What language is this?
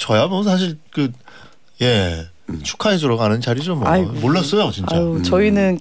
Korean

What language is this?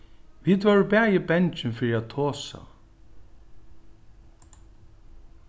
Faroese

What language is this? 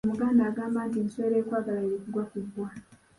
Ganda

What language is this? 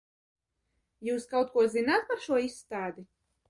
Latvian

